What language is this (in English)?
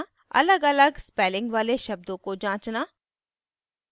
Hindi